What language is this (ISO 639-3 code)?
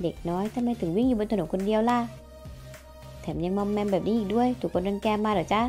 tha